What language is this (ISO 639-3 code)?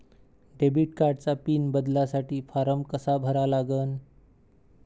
mar